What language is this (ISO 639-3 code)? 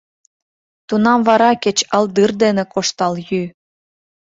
chm